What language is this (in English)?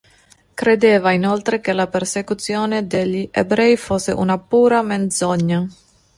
Italian